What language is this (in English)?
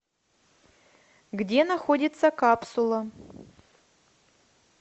Russian